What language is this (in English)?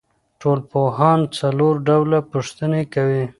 Pashto